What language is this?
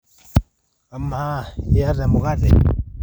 Masai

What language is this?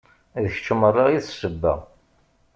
Kabyle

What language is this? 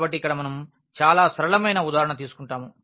Telugu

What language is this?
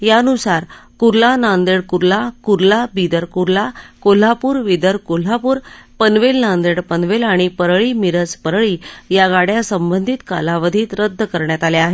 Marathi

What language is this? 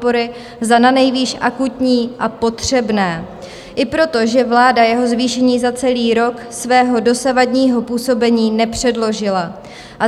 Czech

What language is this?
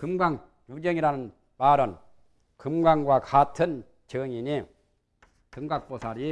Korean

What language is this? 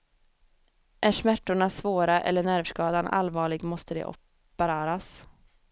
Swedish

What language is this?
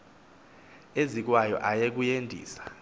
Xhosa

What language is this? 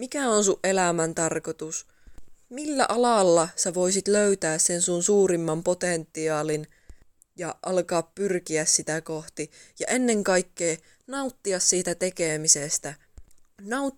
Finnish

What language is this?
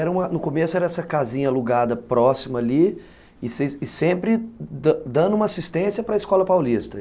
Portuguese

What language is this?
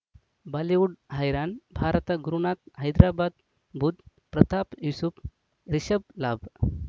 Kannada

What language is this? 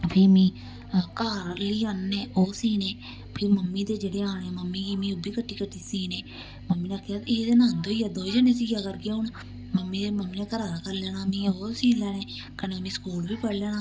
Dogri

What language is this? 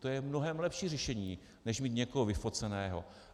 Czech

